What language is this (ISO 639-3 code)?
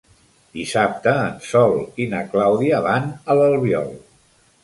cat